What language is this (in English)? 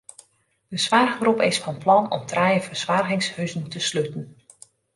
Western Frisian